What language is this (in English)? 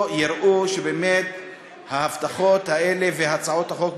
Hebrew